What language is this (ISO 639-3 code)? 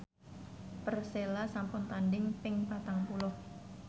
jav